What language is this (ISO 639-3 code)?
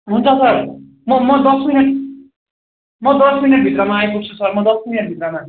nep